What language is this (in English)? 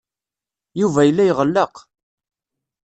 Kabyle